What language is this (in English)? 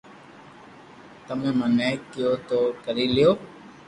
Loarki